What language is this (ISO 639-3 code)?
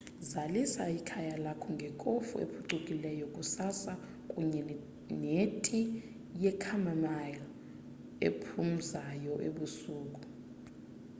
xho